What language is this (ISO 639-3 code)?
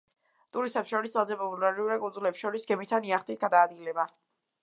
kat